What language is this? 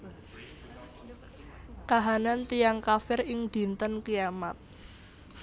Javanese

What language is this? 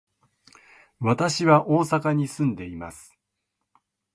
Japanese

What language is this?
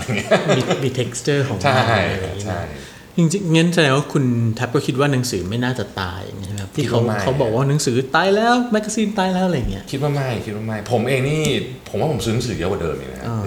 Thai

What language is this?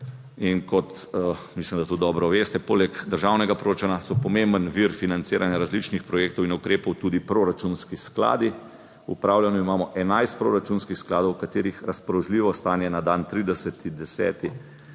Slovenian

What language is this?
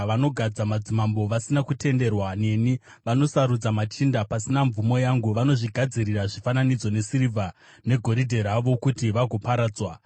Shona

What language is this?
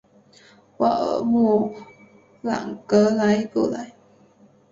Chinese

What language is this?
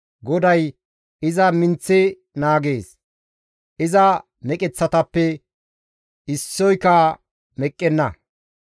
Gamo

